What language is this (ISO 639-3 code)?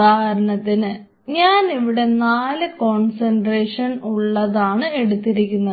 mal